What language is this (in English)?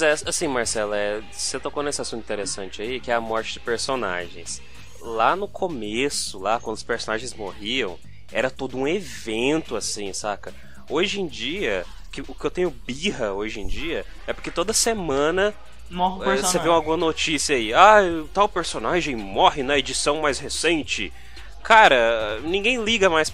Portuguese